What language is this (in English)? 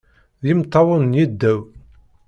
Kabyle